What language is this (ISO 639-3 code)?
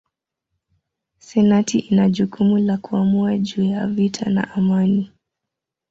swa